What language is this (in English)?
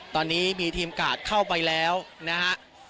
Thai